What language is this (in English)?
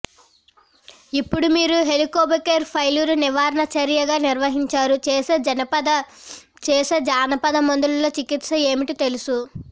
Telugu